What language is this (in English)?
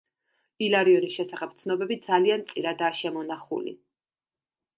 Georgian